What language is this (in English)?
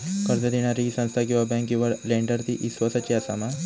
Marathi